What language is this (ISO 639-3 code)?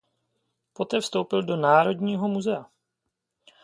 ces